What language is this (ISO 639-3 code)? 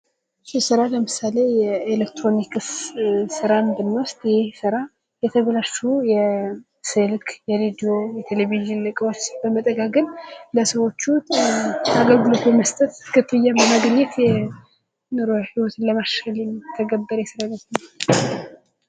amh